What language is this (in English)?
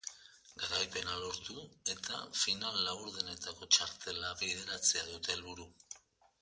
Basque